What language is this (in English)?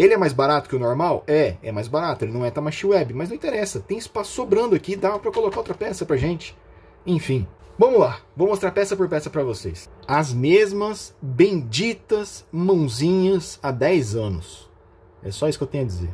Portuguese